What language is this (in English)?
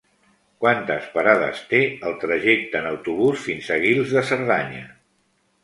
Catalan